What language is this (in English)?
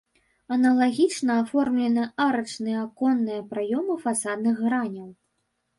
Belarusian